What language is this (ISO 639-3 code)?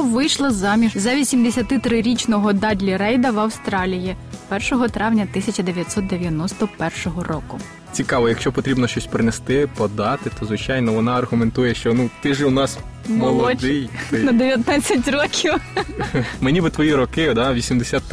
ukr